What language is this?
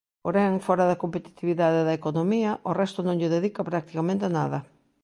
Galician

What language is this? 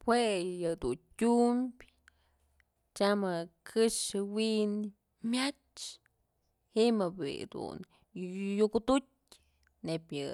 Mazatlán Mixe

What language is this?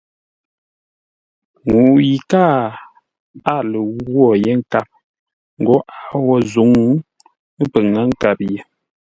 Ngombale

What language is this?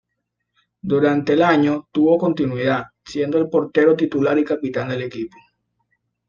Spanish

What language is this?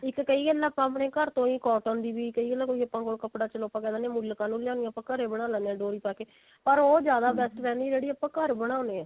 Punjabi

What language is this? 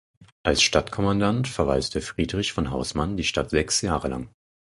German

